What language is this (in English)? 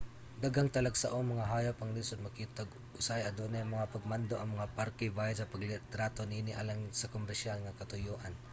Cebuano